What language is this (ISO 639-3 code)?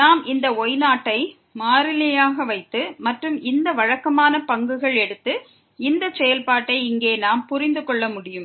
tam